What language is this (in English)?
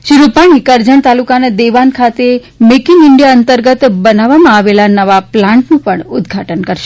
Gujarati